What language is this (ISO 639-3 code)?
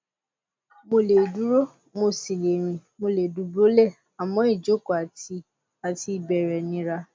yor